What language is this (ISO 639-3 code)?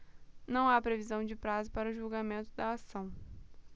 por